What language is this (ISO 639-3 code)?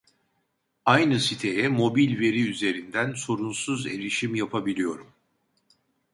tur